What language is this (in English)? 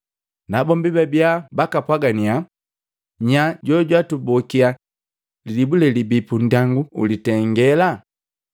Matengo